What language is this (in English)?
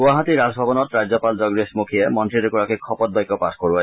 Assamese